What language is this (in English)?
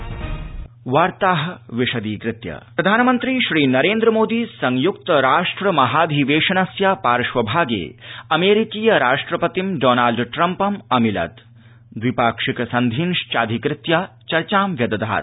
Sanskrit